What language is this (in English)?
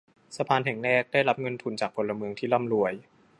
Thai